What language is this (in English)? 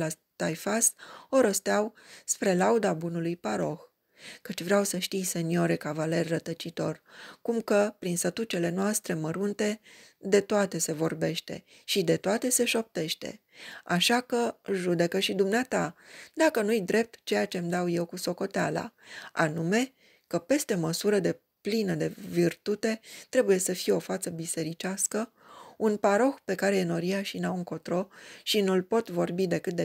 Romanian